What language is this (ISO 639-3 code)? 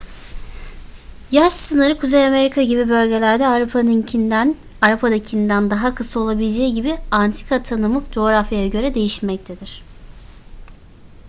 tur